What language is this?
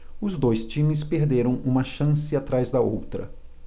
Portuguese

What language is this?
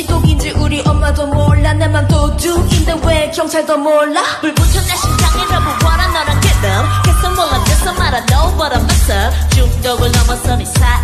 Korean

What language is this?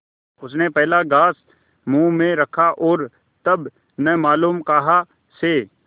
Hindi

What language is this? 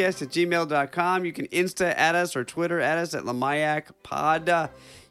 English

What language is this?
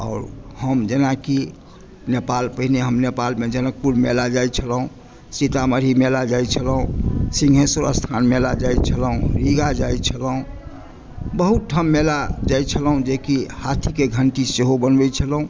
Maithili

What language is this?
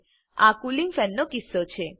Gujarati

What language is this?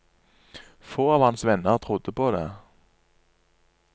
Norwegian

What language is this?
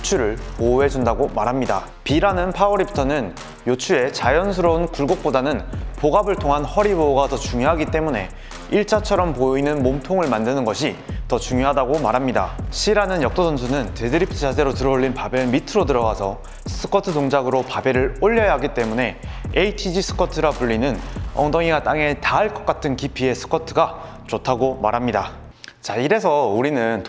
Korean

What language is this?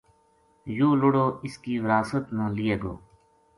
Gujari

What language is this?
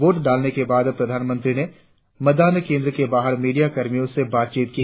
Hindi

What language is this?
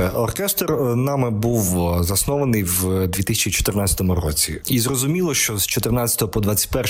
Ukrainian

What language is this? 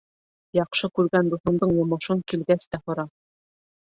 Bashkir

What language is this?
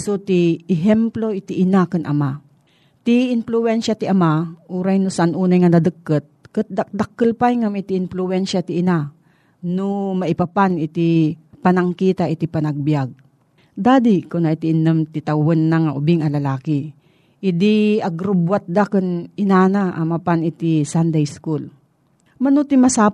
Filipino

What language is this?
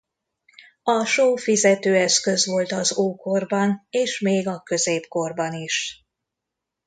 Hungarian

